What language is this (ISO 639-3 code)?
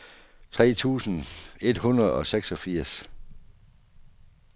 dan